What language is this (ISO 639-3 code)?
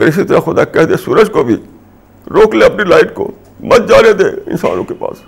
urd